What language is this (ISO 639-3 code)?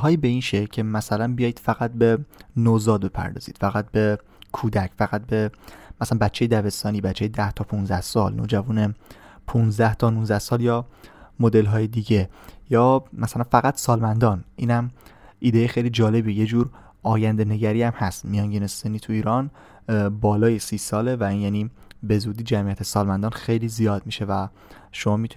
fas